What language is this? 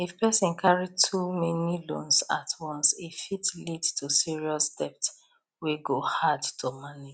Nigerian Pidgin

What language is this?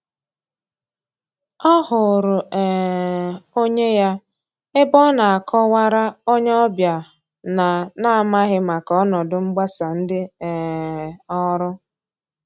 Igbo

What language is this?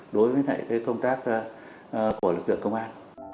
Vietnamese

